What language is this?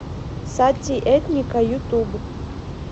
Russian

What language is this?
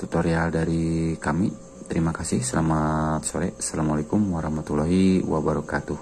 Indonesian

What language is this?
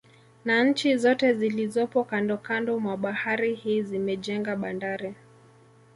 Swahili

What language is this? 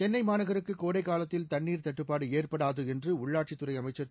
Tamil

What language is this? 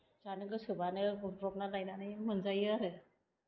Bodo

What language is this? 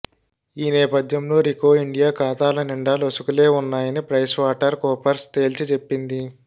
Telugu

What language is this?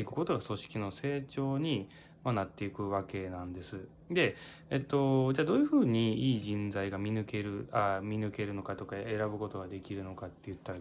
Japanese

